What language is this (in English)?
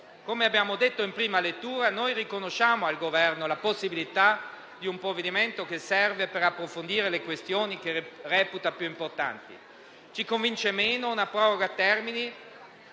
Italian